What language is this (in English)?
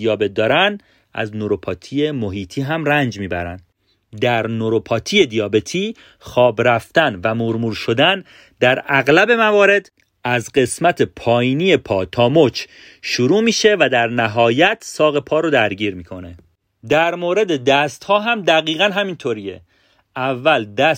Persian